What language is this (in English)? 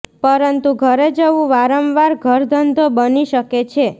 Gujarati